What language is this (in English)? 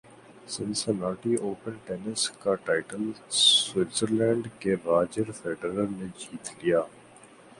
Urdu